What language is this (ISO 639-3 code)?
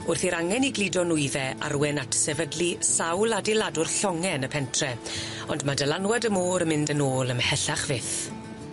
cym